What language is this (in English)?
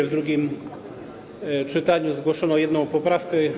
Polish